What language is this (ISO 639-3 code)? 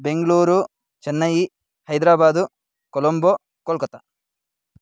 san